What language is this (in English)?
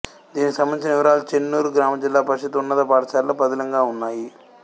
Telugu